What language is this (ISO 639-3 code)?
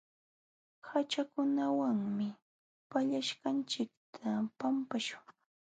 qxw